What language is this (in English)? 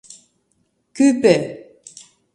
Mari